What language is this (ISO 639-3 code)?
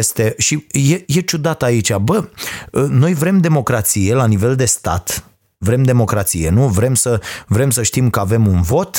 ron